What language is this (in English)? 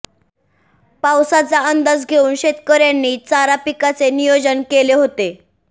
Marathi